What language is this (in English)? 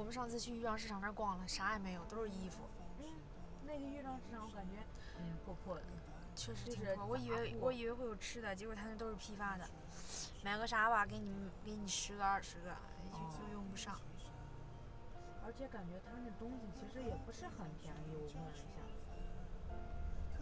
Chinese